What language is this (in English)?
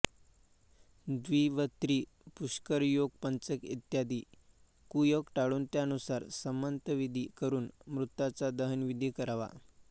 Marathi